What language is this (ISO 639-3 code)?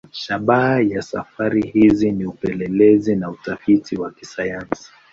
swa